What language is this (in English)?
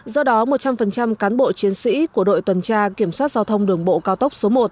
Vietnamese